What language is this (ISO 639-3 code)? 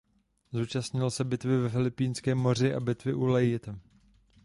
ces